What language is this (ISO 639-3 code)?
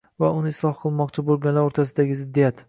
uzb